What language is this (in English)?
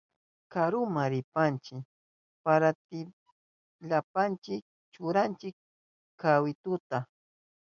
Southern Pastaza Quechua